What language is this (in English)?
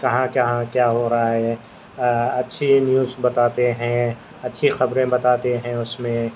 Urdu